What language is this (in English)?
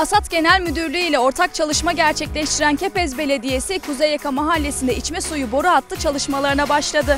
Turkish